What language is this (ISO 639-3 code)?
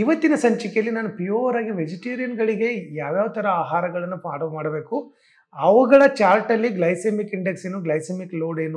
hin